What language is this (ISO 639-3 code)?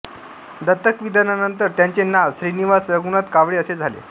mar